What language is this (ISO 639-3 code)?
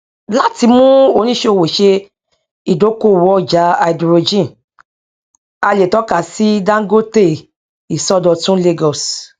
yor